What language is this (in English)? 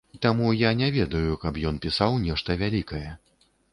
Belarusian